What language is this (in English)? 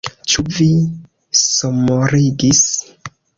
Esperanto